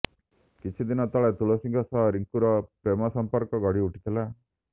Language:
Odia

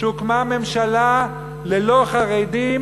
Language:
Hebrew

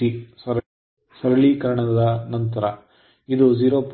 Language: Kannada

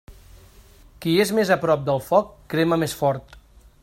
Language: Catalan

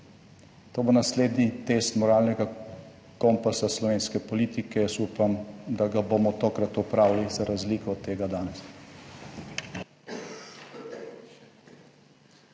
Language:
Slovenian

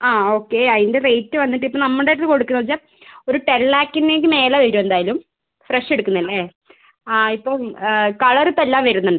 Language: Malayalam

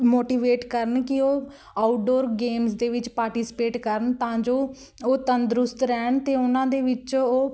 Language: Punjabi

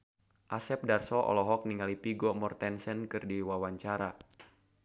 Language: Sundanese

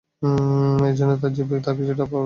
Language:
Bangla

